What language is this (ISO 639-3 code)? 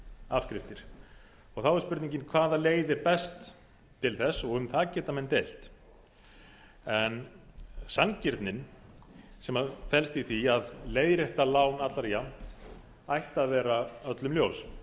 isl